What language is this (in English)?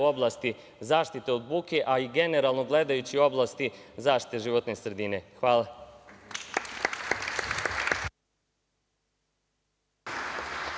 Serbian